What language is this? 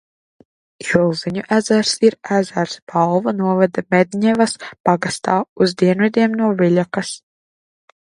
Latvian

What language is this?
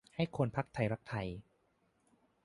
Thai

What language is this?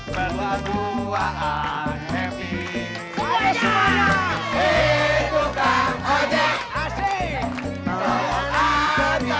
Indonesian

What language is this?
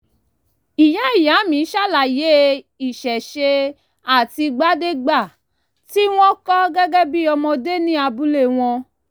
Yoruba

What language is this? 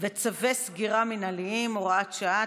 Hebrew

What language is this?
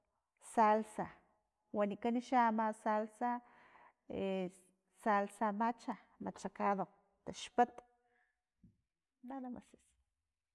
Filomena Mata-Coahuitlán Totonac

